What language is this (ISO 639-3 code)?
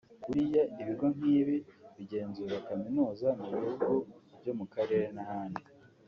kin